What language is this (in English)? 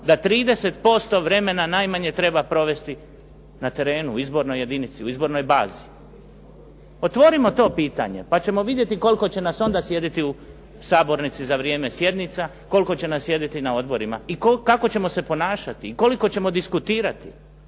Croatian